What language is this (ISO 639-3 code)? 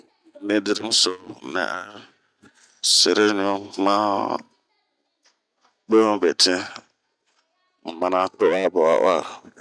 bmq